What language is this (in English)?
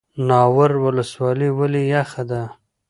Pashto